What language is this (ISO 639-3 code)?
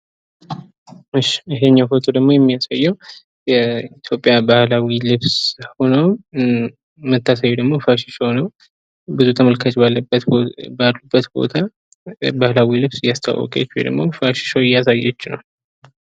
amh